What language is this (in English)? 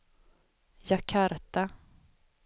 Swedish